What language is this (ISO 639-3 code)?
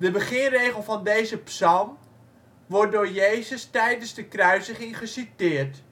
nld